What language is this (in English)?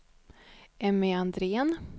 Swedish